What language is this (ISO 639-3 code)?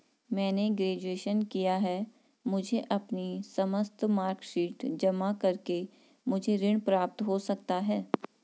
hin